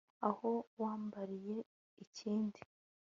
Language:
Kinyarwanda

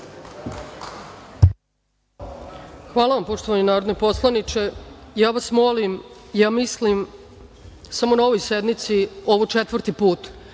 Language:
Serbian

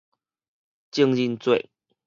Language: Min Nan Chinese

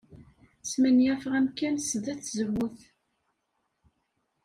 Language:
Kabyle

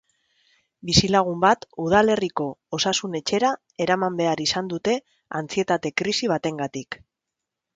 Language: Basque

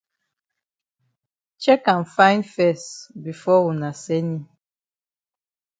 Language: Cameroon Pidgin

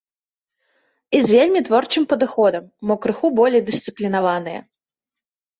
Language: Belarusian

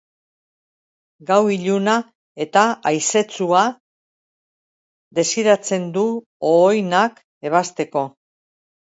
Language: Basque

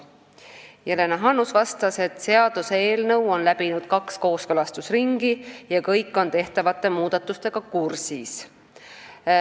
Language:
Estonian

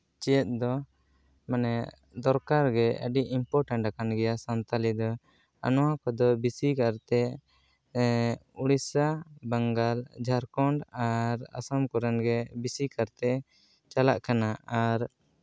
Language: Santali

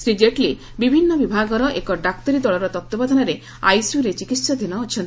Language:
Odia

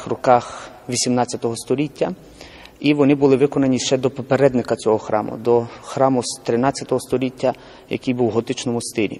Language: Ukrainian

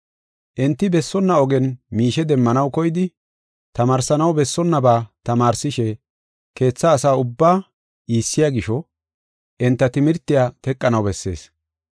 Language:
Gofa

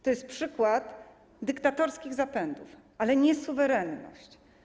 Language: Polish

